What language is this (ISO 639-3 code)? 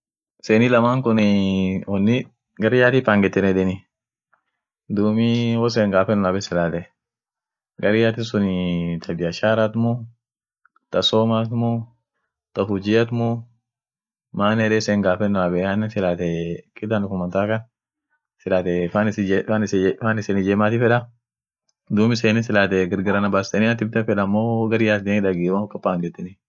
orc